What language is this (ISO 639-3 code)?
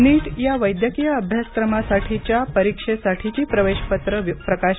mar